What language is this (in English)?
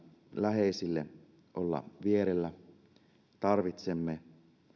Finnish